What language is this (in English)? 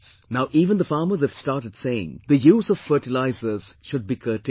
English